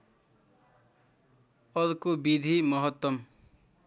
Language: Nepali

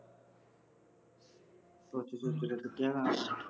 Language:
Punjabi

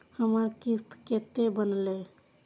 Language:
Maithili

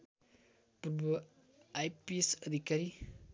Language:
Nepali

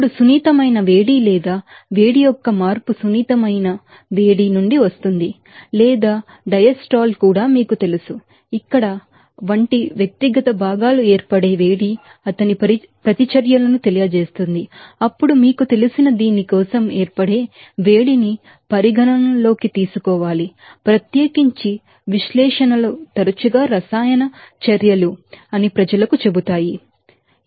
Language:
Telugu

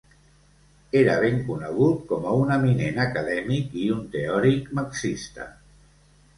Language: Catalan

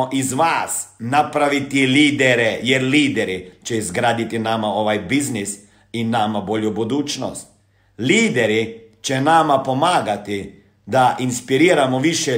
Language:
Croatian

